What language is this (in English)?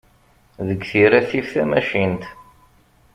Kabyle